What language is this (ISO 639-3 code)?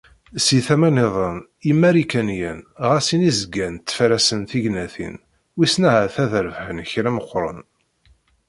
kab